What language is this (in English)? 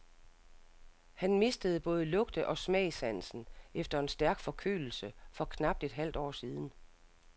Danish